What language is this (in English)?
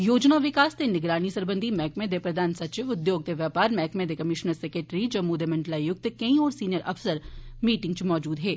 Dogri